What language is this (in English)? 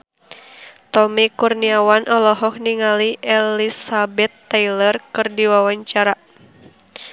Sundanese